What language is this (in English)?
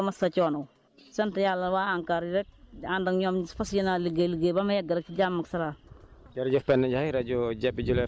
Wolof